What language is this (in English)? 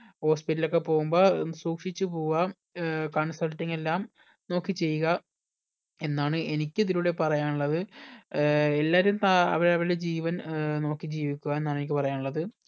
Malayalam